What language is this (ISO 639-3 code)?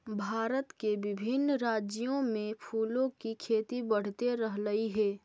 mag